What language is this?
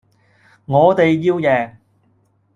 Cantonese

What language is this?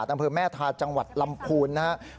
Thai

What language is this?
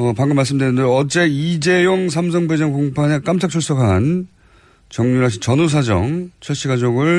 Korean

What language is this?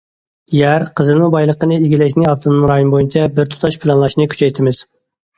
Uyghur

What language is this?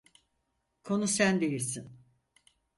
Turkish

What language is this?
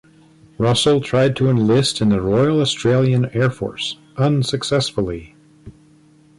English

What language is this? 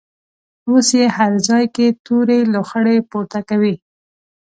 Pashto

